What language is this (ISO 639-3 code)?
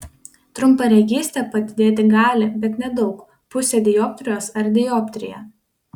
lit